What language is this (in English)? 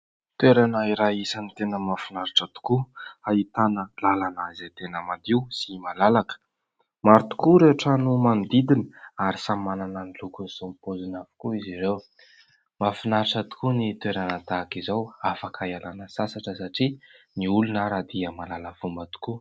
Malagasy